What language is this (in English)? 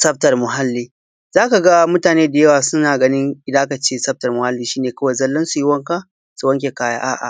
Hausa